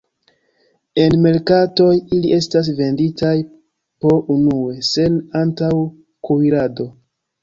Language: Esperanto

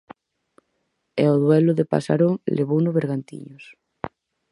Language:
Galician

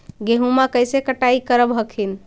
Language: Magahi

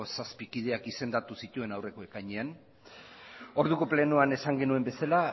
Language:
Basque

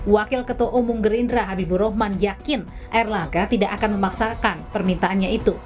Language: Indonesian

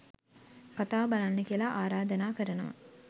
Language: Sinhala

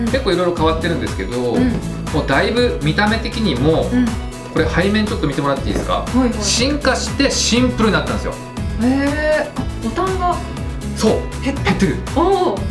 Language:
Japanese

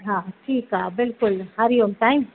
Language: Sindhi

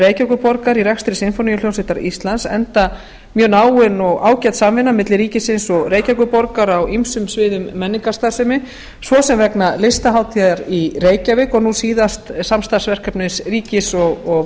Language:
Icelandic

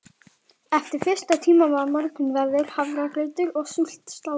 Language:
Icelandic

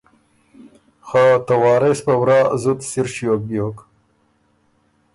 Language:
Ormuri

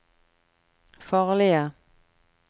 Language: Norwegian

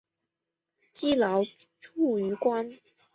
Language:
Chinese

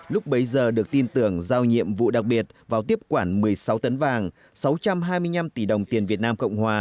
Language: Vietnamese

